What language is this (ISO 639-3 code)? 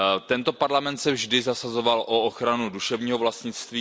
ces